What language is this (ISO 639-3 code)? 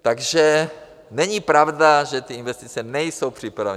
ces